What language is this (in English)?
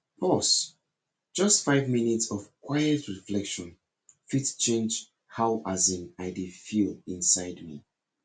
Nigerian Pidgin